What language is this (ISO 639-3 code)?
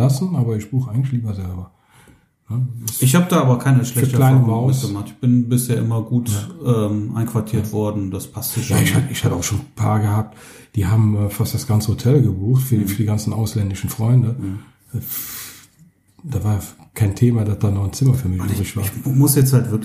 deu